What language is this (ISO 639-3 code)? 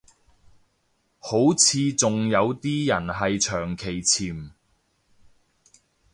yue